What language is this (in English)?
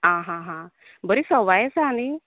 Konkani